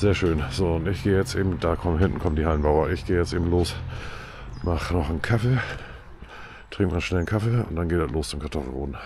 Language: German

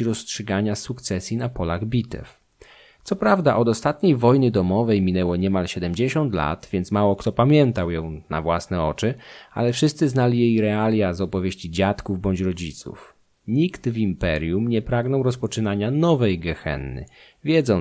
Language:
Polish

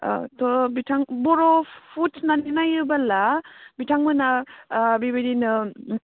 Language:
Bodo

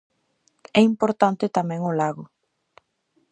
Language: Galician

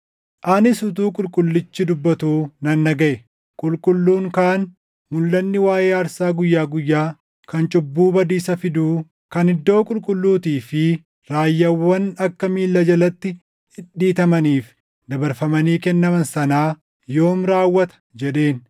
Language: Oromo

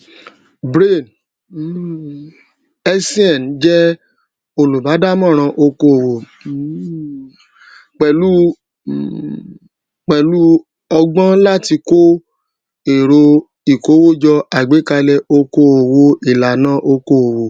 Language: Yoruba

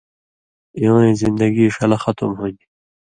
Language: Indus Kohistani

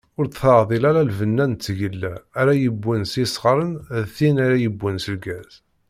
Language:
Kabyle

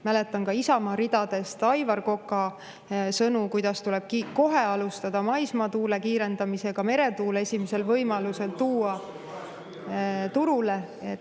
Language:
Estonian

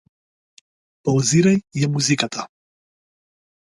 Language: Macedonian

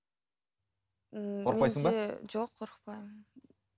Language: Kazakh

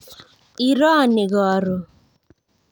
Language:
Kalenjin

